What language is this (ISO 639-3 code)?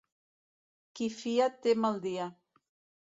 cat